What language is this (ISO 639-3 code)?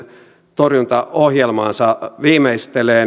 fin